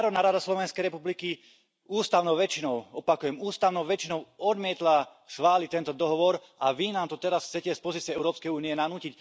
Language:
Slovak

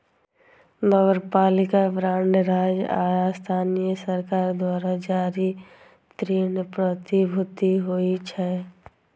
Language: Maithili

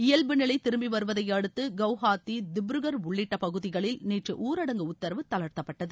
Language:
Tamil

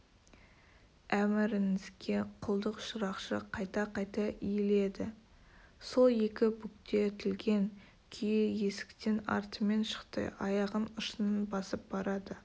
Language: Kazakh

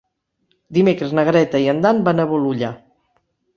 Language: Catalan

